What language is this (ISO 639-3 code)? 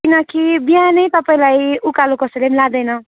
nep